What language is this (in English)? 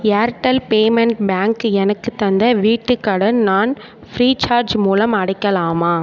Tamil